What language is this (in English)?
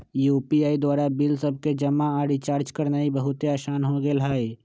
Magahi